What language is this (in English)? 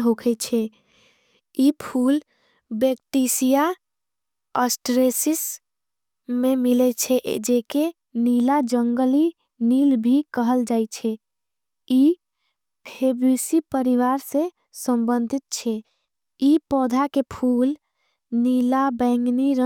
Angika